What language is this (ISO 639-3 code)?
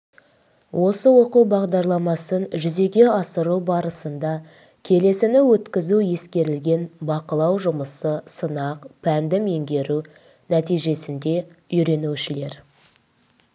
kaz